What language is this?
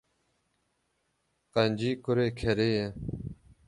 Kurdish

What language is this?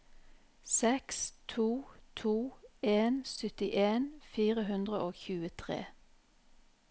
Norwegian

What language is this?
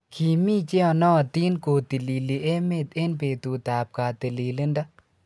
Kalenjin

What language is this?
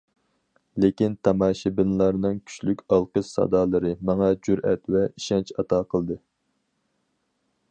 Uyghur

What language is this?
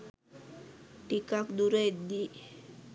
Sinhala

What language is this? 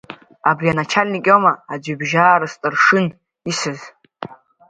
Abkhazian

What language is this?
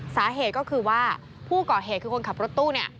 Thai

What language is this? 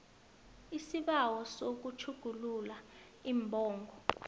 South Ndebele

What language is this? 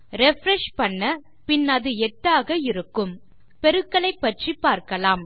Tamil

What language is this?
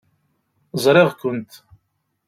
Kabyle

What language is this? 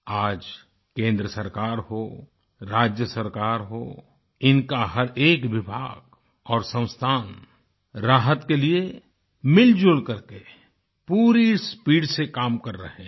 Hindi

